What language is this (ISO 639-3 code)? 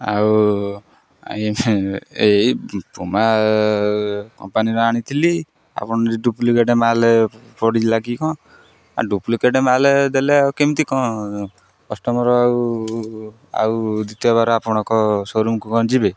ori